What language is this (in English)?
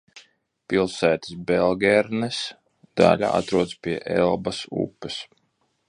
Latvian